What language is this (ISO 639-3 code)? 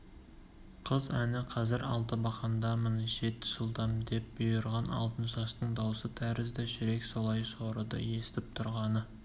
kaz